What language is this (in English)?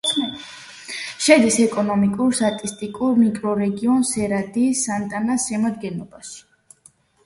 Georgian